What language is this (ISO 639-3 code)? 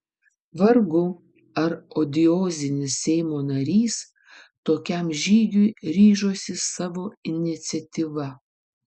lit